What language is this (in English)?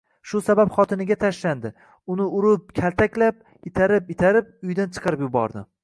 Uzbek